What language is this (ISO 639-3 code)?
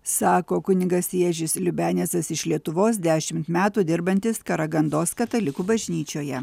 lit